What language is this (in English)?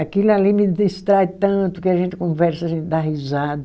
Portuguese